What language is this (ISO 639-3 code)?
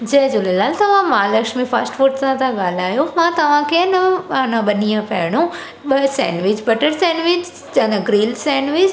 snd